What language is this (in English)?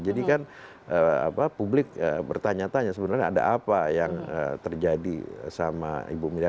Indonesian